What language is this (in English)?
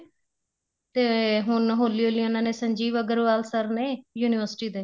Punjabi